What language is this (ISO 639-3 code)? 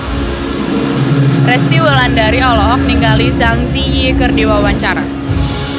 sun